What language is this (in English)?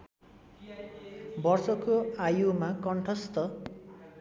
Nepali